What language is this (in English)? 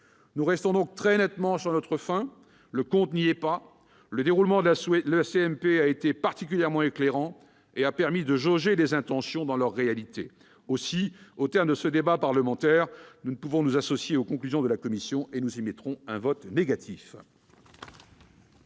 French